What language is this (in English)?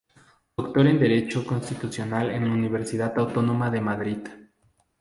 Spanish